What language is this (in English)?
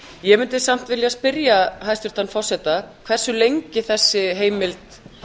Icelandic